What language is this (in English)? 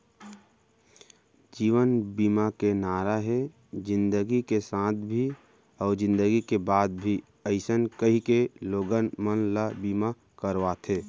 Chhattisgarhi